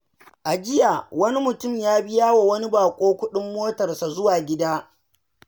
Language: Hausa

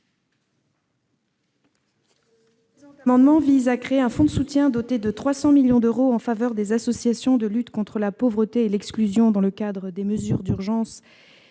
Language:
French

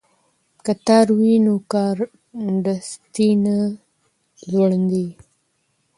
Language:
Pashto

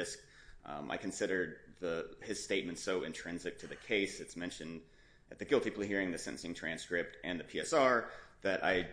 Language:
English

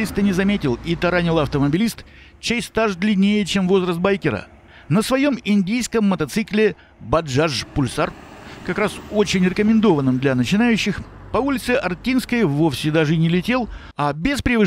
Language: Russian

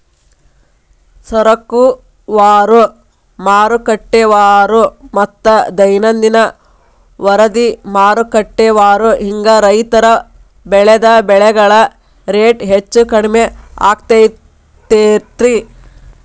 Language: Kannada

